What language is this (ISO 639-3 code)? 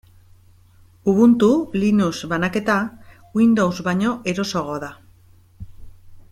eus